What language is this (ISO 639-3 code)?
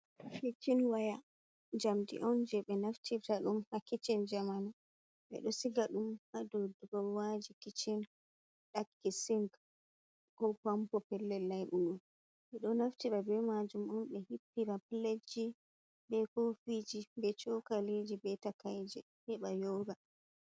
ful